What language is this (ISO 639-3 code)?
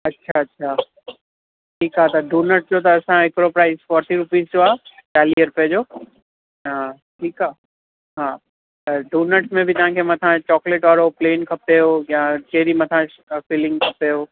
snd